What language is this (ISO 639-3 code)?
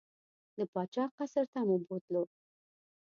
pus